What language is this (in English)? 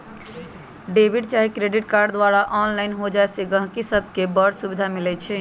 Magahi